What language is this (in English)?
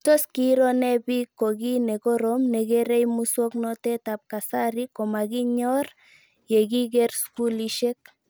Kalenjin